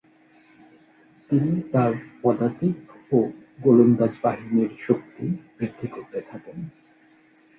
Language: Bangla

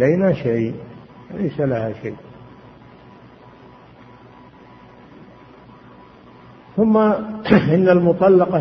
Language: Arabic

